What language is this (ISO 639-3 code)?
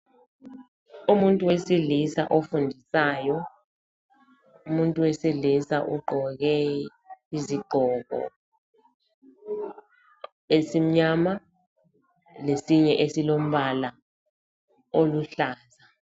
nde